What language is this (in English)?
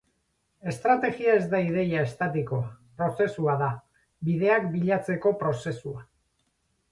Basque